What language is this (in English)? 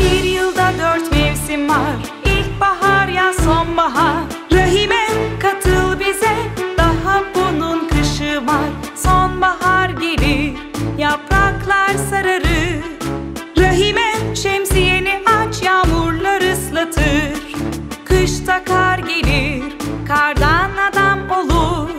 Turkish